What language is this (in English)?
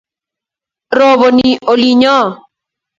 Kalenjin